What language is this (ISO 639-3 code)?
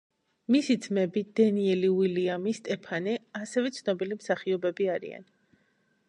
kat